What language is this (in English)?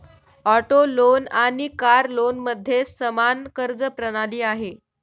Marathi